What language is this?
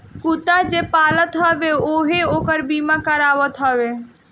Bhojpuri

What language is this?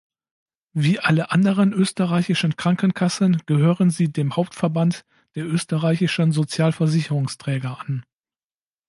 German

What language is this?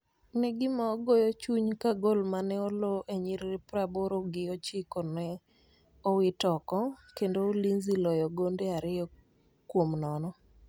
Luo (Kenya and Tanzania)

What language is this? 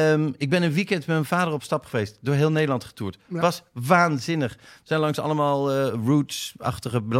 Dutch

